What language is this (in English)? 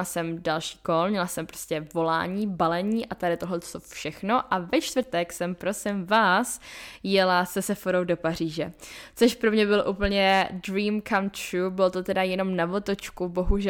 Czech